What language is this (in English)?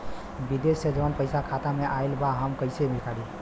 Bhojpuri